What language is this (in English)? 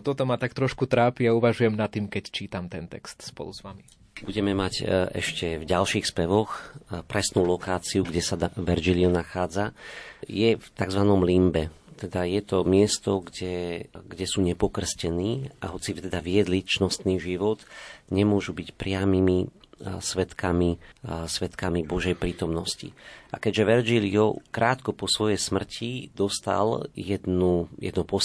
Slovak